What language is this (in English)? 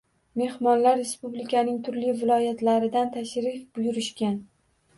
Uzbek